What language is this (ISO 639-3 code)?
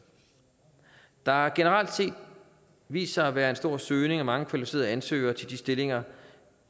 dan